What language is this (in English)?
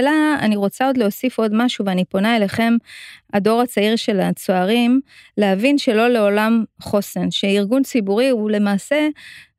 Hebrew